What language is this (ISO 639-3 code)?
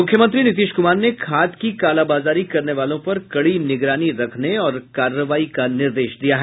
hin